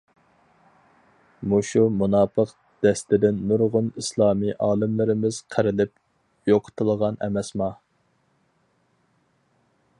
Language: Uyghur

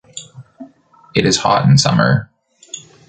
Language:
English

